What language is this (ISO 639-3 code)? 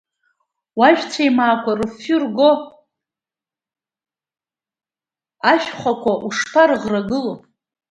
abk